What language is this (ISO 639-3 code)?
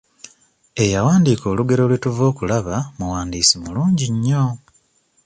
lug